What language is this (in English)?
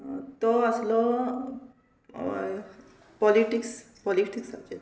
Konkani